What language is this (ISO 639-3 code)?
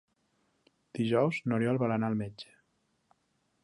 cat